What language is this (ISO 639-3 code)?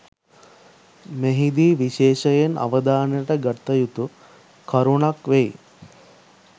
sin